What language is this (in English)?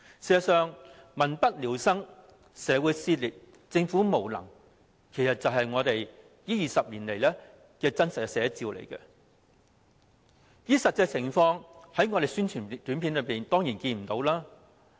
Cantonese